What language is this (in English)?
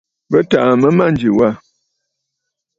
Bafut